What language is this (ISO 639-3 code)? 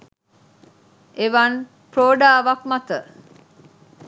sin